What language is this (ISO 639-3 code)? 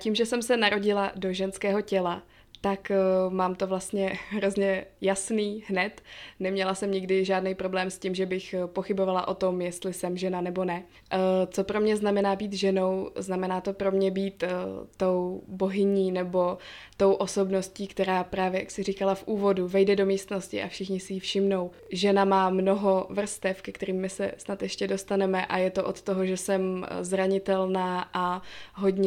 ces